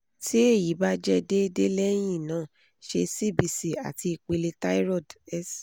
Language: Yoruba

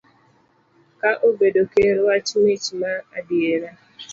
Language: Luo (Kenya and Tanzania)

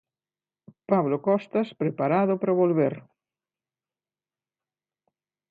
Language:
Galician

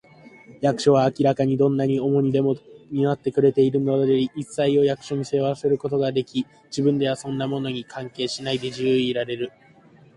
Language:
Japanese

